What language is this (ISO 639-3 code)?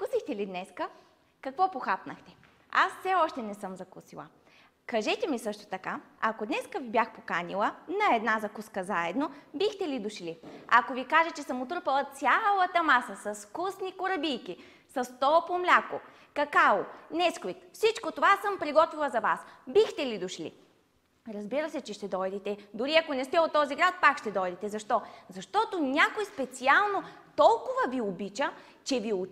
bul